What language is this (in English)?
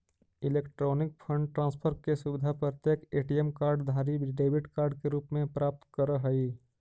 Magahi